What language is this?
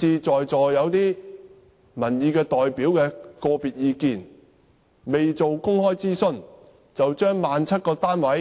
Cantonese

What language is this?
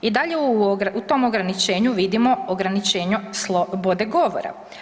Croatian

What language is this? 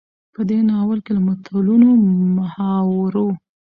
Pashto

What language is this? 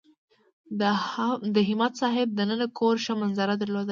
Pashto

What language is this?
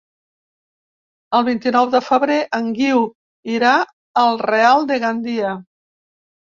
Catalan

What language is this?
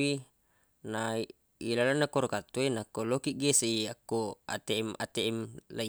Buginese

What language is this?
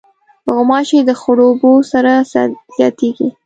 Pashto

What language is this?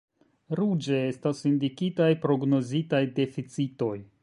Esperanto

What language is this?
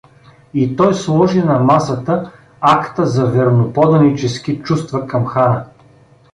Bulgarian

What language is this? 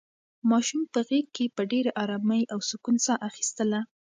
Pashto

